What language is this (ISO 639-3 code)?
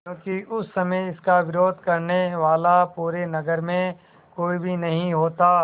hin